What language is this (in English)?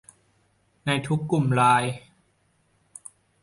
Thai